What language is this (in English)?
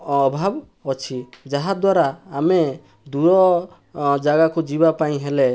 Odia